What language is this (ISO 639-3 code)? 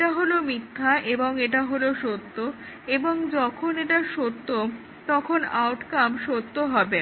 ben